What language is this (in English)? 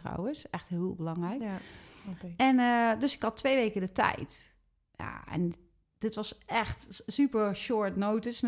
Dutch